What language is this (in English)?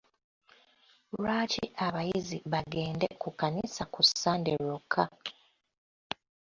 Ganda